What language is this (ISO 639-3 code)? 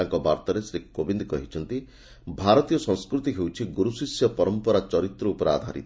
ori